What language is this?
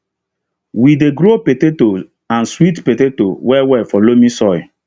Nigerian Pidgin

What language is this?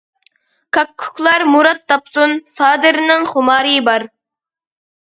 Uyghur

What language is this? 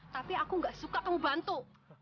Indonesian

